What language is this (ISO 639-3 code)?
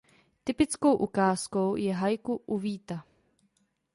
ces